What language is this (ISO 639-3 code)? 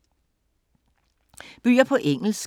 dan